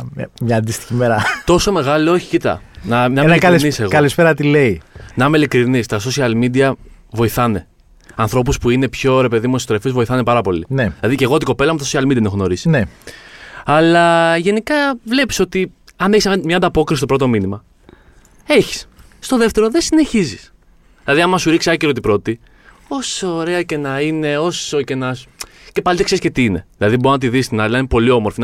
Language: Greek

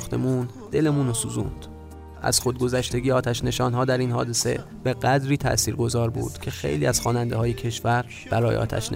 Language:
Persian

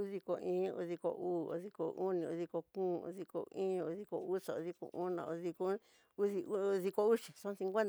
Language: Tidaá Mixtec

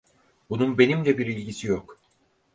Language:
Turkish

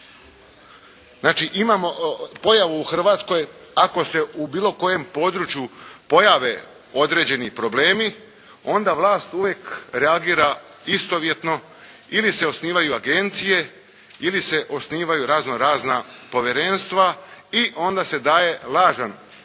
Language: Croatian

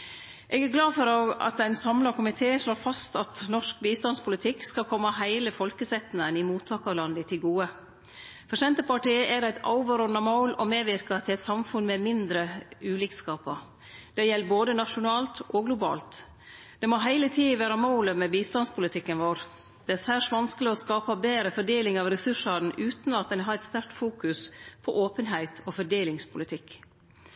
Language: Norwegian Nynorsk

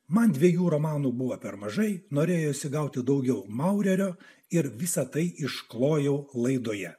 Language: Lithuanian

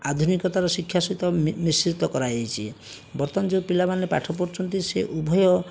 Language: Odia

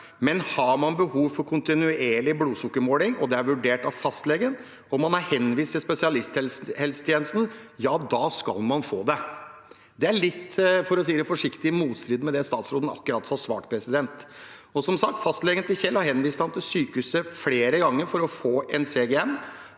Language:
Norwegian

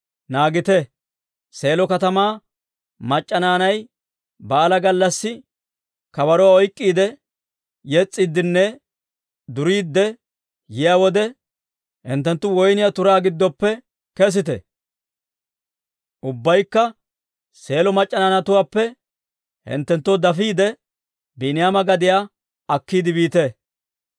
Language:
Dawro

